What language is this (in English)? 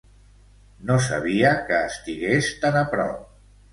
Catalan